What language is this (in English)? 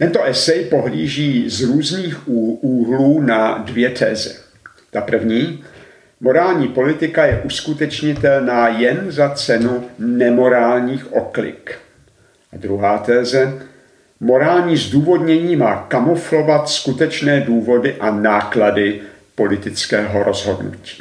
Czech